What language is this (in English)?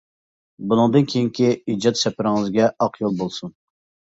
Uyghur